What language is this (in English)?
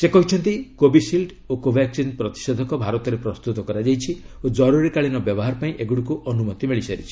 Odia